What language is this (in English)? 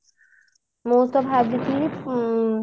Odia